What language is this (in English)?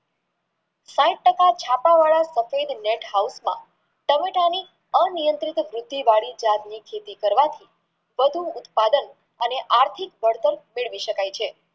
Gujarati